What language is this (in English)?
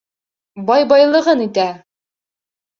Bashkir